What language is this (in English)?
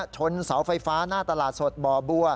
Thai